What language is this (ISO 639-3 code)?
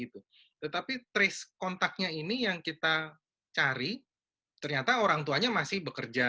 ind